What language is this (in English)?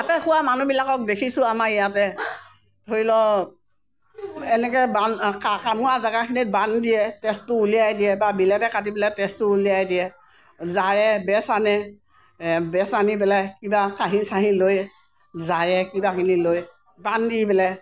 Assamese